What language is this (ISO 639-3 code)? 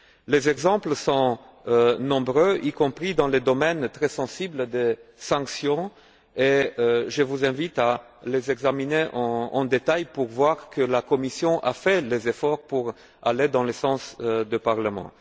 fra